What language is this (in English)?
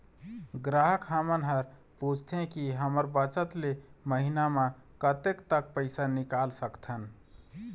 Chhattisgarhi